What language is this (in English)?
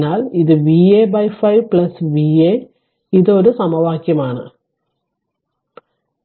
Malayalam